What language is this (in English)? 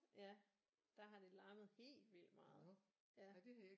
Danish